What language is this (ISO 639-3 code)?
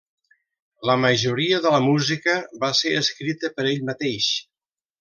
cat